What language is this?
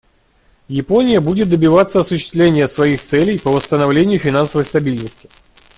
Russian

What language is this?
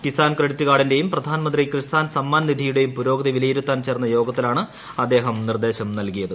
Malayalam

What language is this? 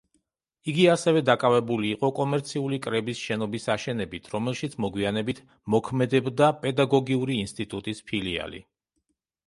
Georgian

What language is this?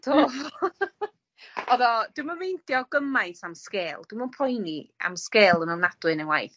Welsh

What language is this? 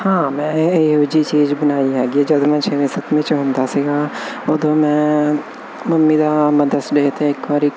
Punjabi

